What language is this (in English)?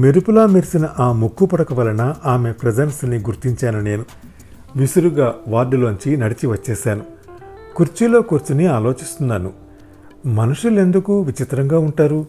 Telugu